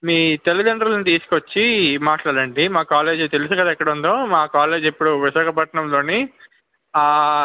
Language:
Telugu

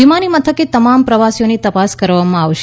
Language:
Gujarati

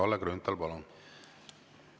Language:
Estonian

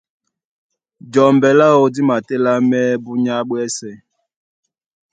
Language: Duala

